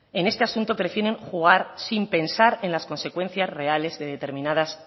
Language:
Spanish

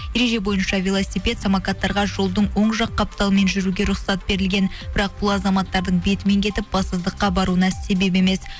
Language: Kazakh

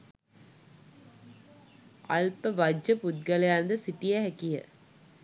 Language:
Sinhala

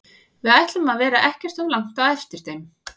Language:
Icelandic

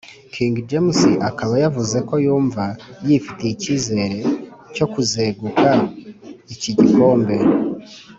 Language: Kinyarwanda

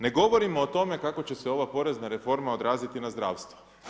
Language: Croatian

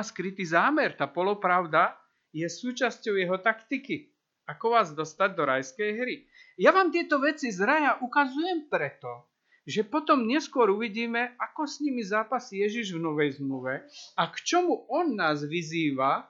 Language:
Slovak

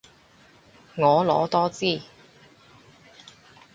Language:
Cantonese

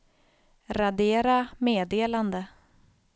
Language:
Swedish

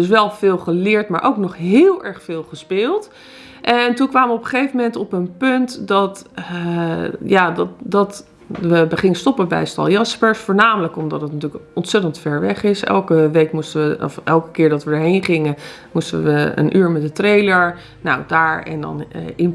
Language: Dutch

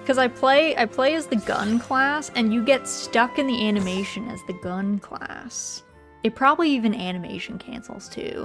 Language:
English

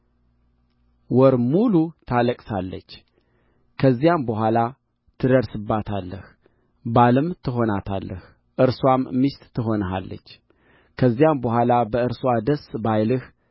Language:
Amharic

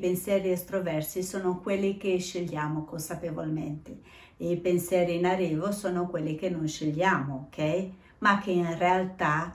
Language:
Italian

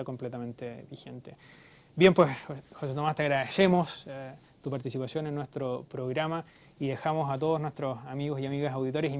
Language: Spanish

